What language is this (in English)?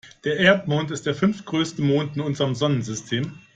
German